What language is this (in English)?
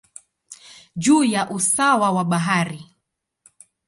Swahili